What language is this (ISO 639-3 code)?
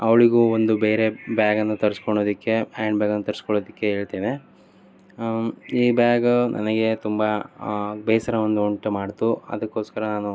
kan